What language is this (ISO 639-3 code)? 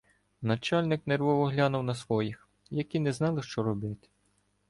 ukr